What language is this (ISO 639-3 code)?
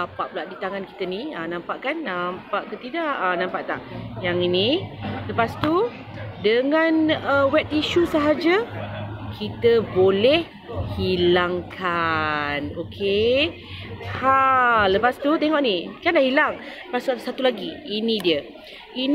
msa